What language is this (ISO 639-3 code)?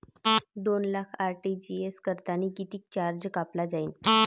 mar